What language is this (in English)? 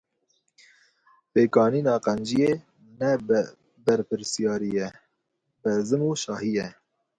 Kurdish